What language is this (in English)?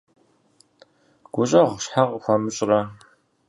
Kabardian